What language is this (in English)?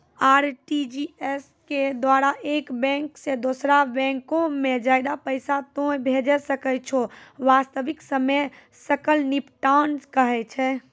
Maithili